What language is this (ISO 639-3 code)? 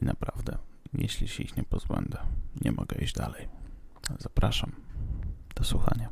pol